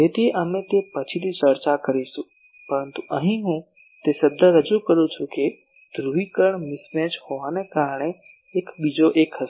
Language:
Gujarati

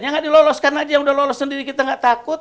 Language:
Indonesian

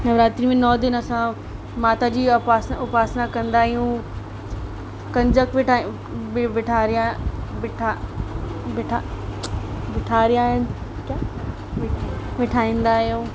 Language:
Sindhi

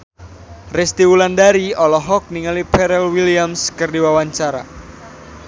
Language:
Sundanese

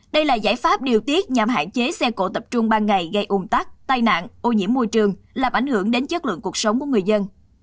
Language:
Vietnamese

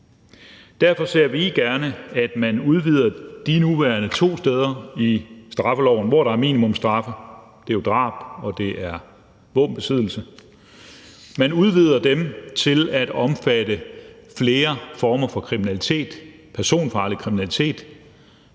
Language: Danish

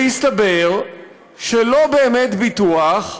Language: Hebrew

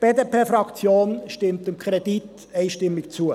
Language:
Swiss German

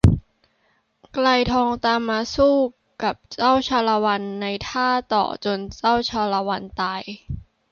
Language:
Thai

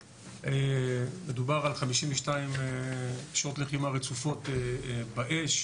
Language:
Hebrew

